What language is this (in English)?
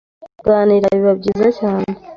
Kinyarwanda